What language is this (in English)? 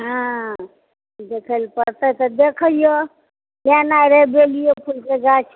Maithili